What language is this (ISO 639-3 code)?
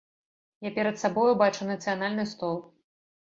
bel